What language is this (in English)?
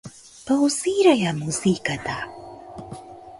Macedonian